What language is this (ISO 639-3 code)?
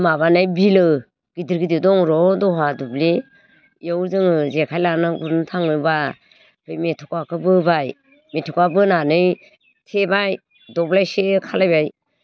brx